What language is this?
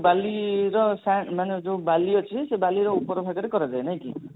Odia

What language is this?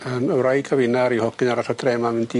Welsh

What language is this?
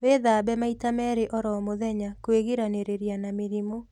Kikuyu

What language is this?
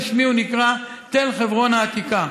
Hebrew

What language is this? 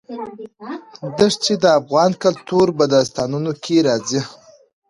Pashto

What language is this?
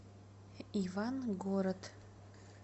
Russian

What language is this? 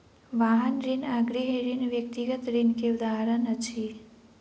Maithili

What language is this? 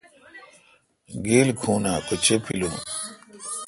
Kalkoti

